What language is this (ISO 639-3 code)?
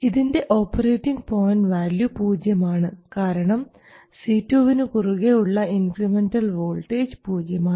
mal